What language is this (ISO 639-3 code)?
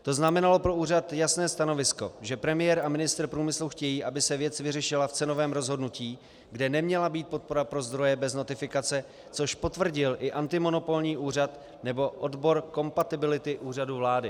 ces